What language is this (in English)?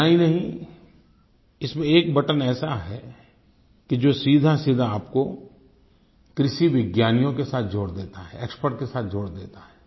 Hindi